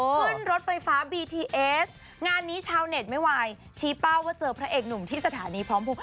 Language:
Thai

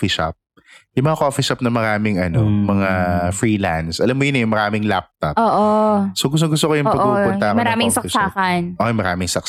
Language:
Filipino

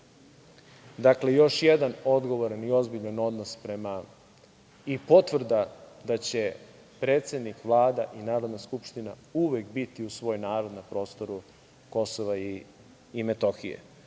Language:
Serbian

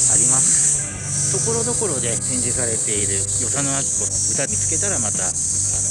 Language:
Japanese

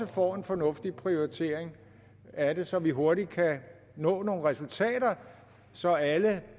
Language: Danish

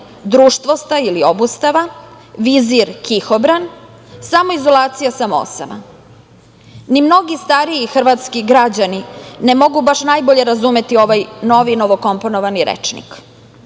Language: Serbian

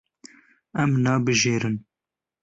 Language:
Kurdish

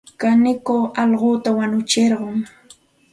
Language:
Santa Ana de Tusi Pasco Quechua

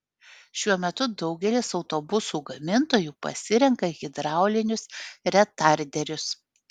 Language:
Lithuanian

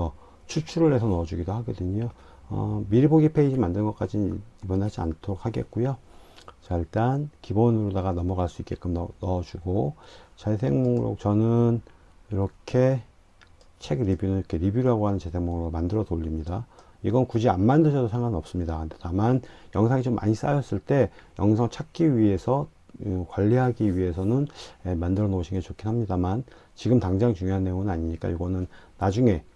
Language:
Korean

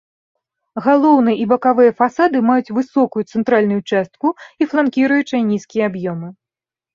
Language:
Belarusian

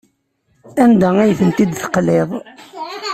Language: Kabyle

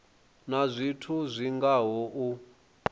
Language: Venda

